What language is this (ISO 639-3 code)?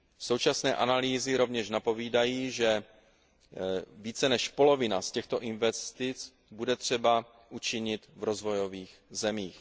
ces